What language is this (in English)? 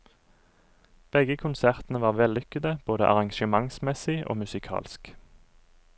Norwegian